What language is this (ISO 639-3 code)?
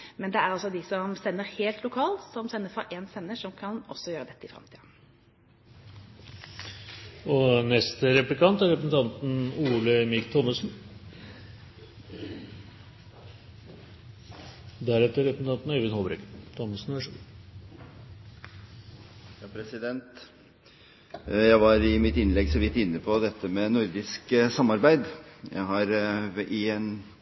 nob